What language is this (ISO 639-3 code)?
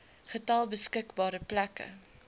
afr